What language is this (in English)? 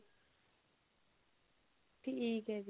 Punjabi